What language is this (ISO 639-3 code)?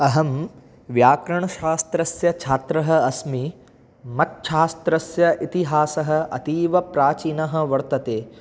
san